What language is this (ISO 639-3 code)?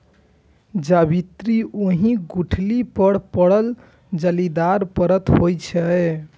mai